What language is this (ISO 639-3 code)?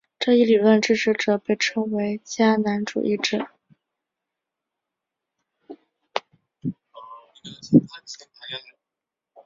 zho